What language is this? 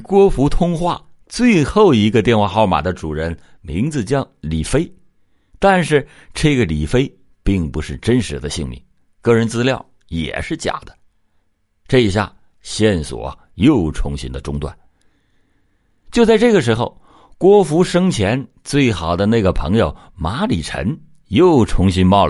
Chinese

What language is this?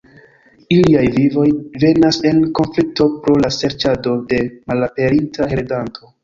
Esperanto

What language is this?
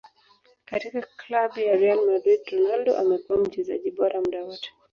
Swahili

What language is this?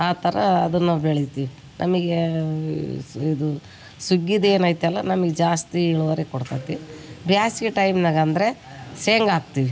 Kannada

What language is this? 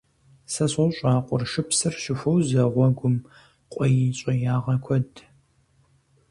Kabardian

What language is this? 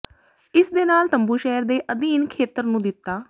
Punjabi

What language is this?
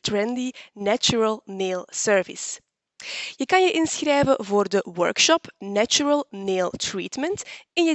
Dutch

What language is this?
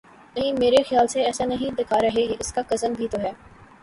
Urdu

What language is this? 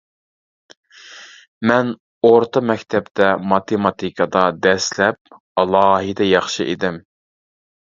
Uyghur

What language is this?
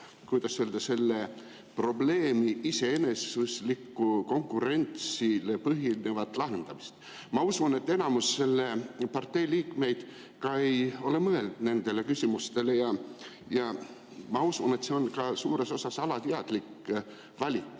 Estonian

